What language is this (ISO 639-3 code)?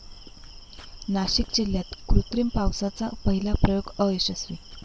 mar